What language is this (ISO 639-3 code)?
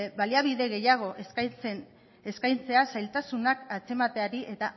eus